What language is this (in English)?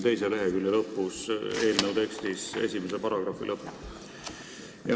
Estonian